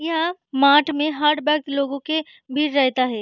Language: Hindi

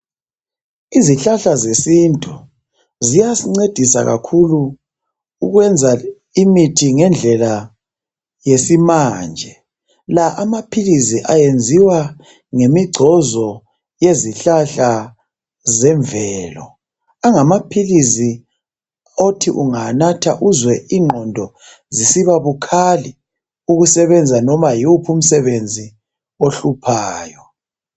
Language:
North Ndebele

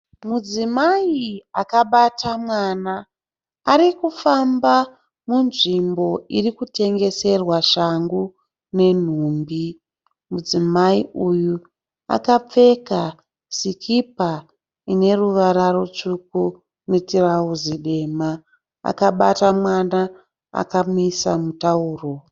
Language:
Shona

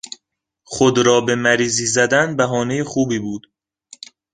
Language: Persian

